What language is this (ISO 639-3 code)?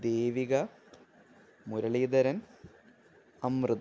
mal